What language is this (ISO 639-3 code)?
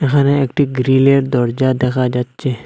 ben